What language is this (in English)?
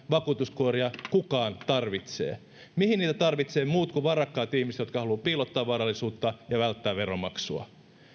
Finnish